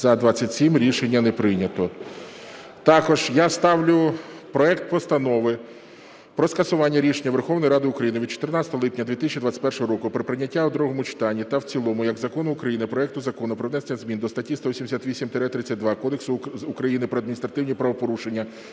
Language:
Ukrainian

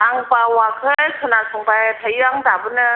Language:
Bodo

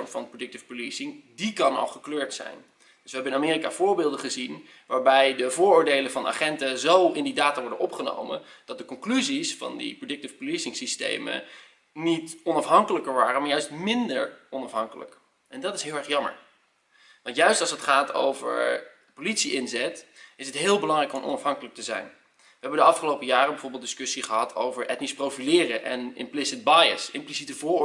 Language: Dutch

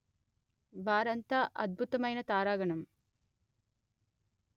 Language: Telugu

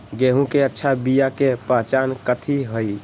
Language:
Magahi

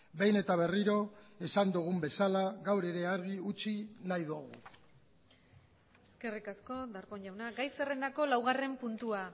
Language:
Basque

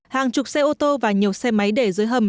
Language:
Vietnamese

